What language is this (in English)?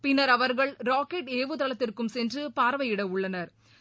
Tamil